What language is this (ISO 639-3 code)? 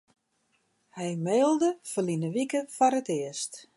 fry